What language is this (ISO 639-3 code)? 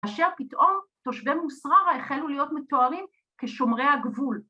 heb